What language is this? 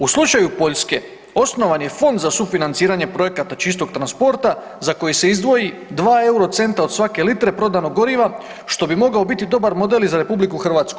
Croatian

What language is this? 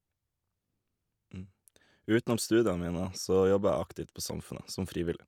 Norwegian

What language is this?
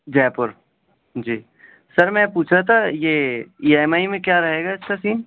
Urdu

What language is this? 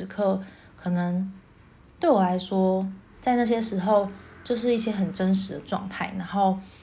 Chinese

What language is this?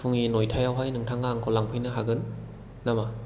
Bodo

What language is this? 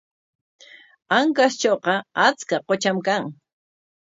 Corongo Ancash Quechua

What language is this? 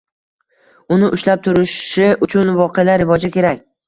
Uzbek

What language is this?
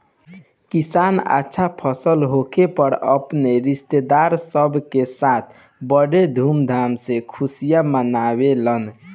Bhojpuri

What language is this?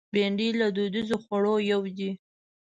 Pashto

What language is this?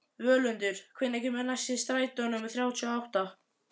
Icelandic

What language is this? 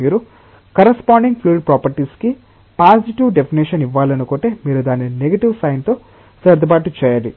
Telugu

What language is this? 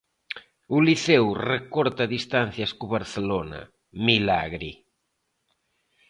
Galician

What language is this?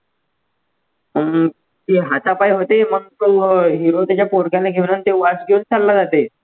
Marathi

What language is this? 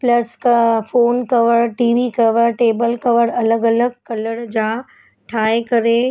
Sindhi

